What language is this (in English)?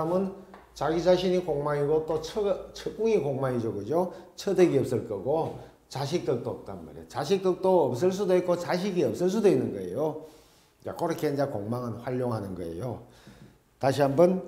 Korean